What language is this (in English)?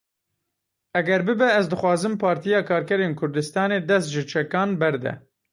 Kurdish